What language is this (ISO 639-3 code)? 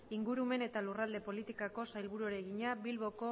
eus